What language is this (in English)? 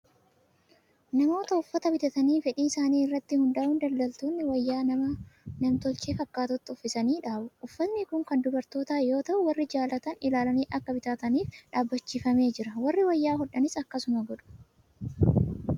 Oromo